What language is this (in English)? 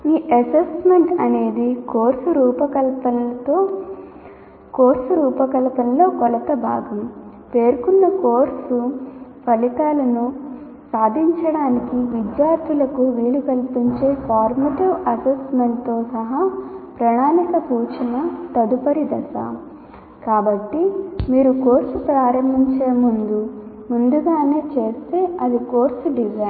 Telugu